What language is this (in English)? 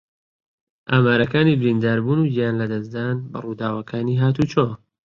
Central Kurdish